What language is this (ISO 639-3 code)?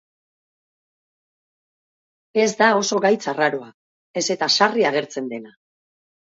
eus